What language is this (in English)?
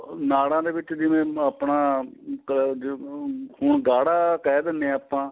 Punjabi